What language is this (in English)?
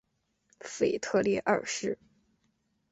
Chinese